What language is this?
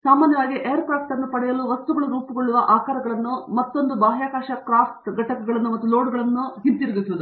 Kannada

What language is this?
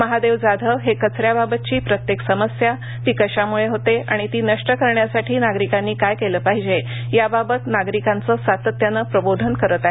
Marathi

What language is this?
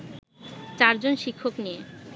Bangla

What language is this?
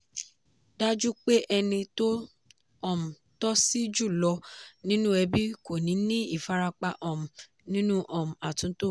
Yoruba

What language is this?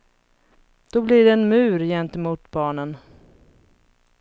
Swedish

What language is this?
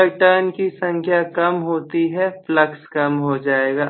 Hindi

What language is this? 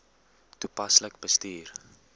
Afrikaans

